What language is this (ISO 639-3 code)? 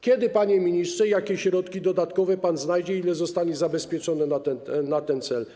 pol